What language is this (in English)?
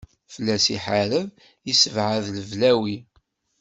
Kabyle